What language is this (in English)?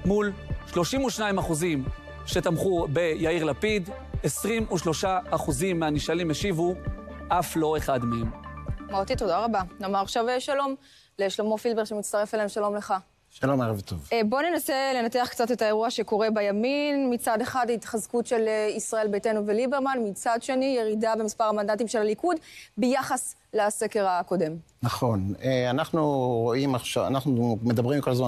Hebrew